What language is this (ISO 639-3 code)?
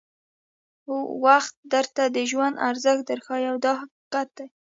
pus